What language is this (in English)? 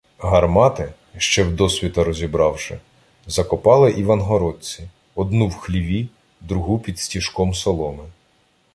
Ukrainian